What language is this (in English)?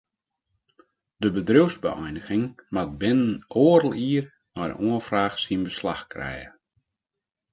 Western Frisian